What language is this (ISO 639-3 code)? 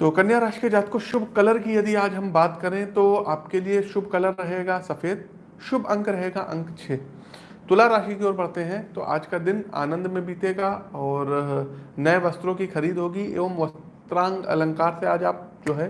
hin